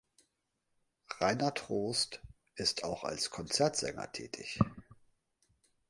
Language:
German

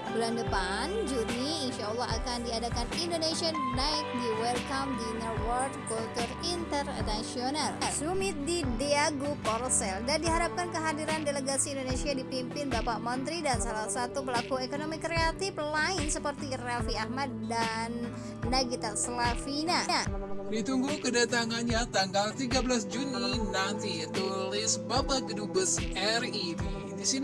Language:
Indonesian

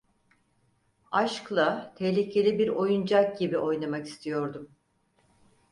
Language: Turkish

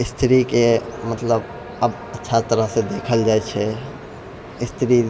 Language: Maithili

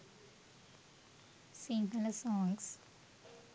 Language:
Sinhala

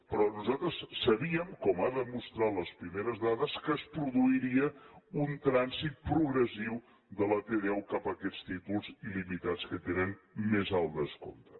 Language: Catalan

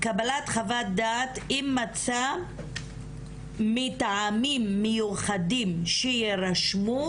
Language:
Hebrew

